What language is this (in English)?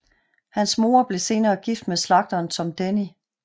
Danish